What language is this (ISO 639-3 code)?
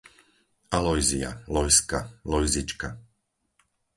slk